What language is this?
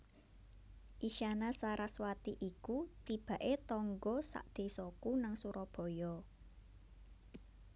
Javanese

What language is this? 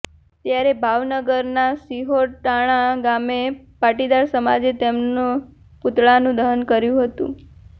Gujarati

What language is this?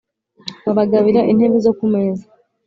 Kinyarwanda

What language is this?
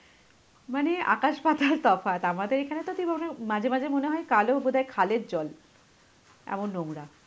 Bangla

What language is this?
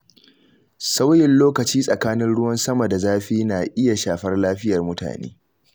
Hausa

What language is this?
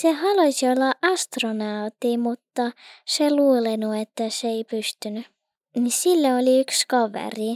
Finnish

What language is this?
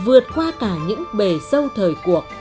Vietnamese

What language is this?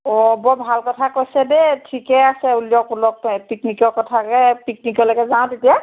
Assamese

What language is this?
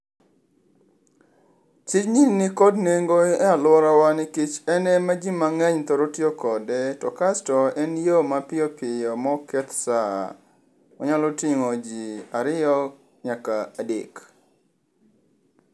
Luo (Kenya and Tanzania)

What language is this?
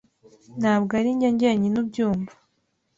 Kinyarwanda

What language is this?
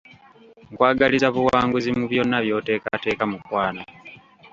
Ganda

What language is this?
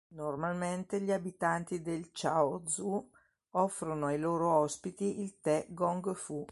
Italian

